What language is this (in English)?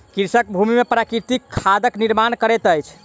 Maithili